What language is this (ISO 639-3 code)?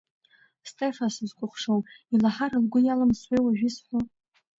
abk